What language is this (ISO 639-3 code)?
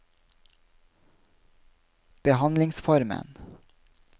nor